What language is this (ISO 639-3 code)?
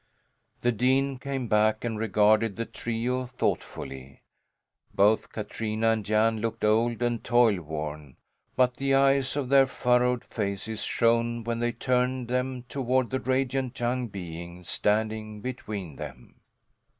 eng